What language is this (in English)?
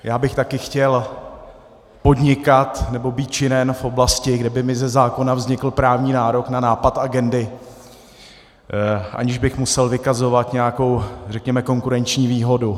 Czech